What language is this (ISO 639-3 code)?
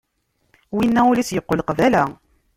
kab